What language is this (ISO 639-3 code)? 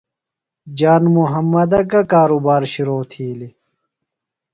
phl